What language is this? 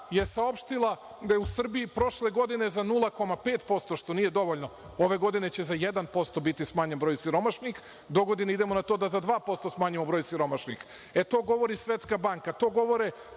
Serbian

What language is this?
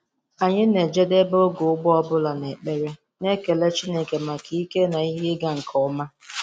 Igbo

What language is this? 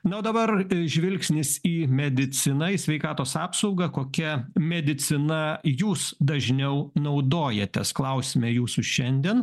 Lithuanian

